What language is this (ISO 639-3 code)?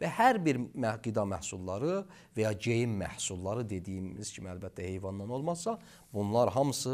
tur